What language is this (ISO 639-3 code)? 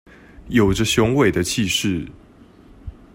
zho